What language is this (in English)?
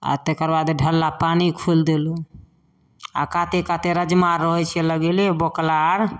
Maithili